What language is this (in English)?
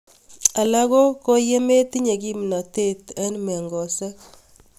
Kalenjin